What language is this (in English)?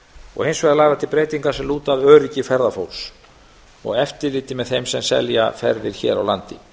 Icelandic